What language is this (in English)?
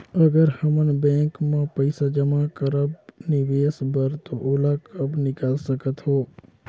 Chhattisgarhi